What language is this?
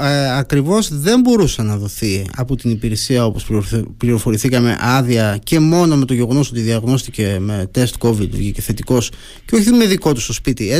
Greek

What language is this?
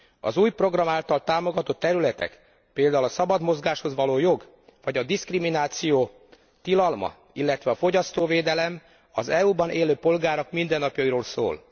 Hungarian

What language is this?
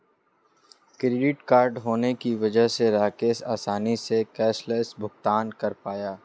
Hindi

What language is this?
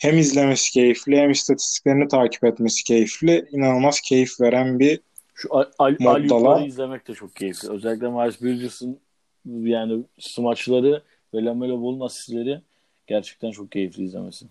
Turkish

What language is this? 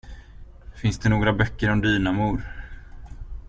Swedish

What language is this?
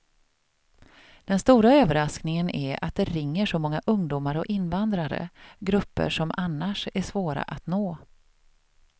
Swedish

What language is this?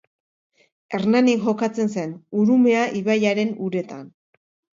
Basque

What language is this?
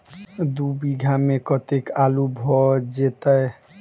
Maithili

